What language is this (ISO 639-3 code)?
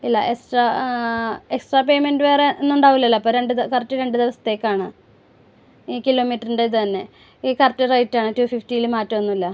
mal